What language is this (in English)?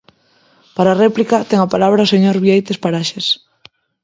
Galician